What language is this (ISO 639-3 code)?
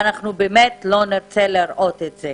heb